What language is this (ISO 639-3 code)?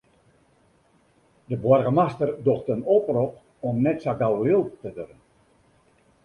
fry